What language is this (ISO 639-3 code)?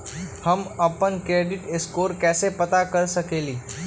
mag